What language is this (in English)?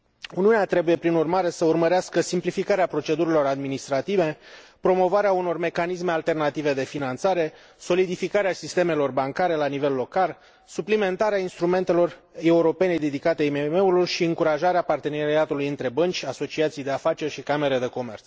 Romanian